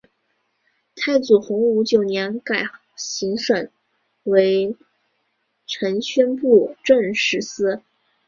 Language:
Chinese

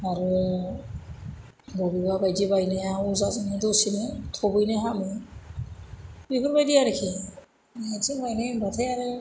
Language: Bodo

